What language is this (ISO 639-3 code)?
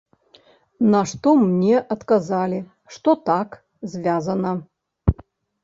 bel